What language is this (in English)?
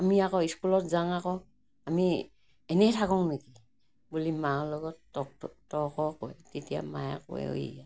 Assamese